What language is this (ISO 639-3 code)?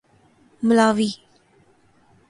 urd